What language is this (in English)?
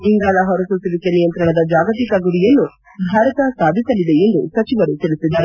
Kannada